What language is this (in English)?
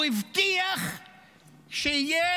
Hebrew